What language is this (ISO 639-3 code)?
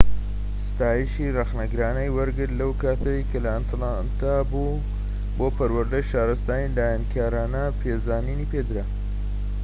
ckb